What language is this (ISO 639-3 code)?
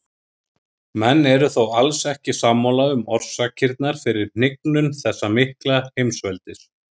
isl